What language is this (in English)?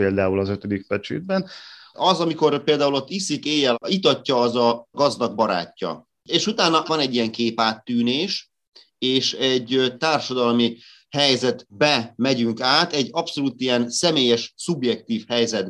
Hungarian